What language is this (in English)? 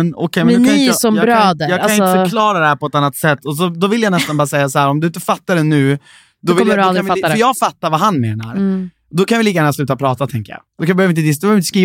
Swedish